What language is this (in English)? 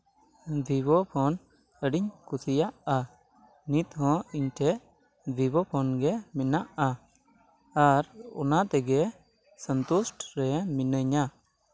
Santali